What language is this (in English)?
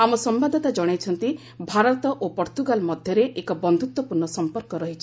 Odia